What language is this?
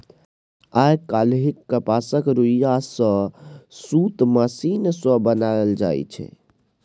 Maithili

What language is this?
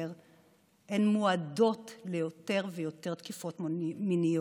Hebrew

